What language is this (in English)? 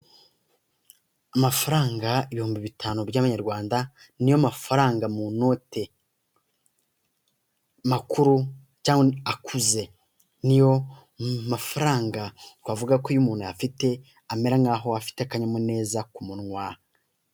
Kinyarwanda